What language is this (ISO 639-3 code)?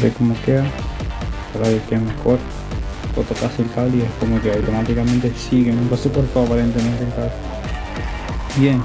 spa